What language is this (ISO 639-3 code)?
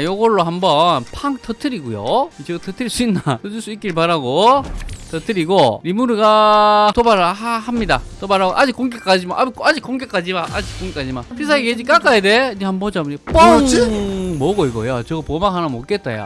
kor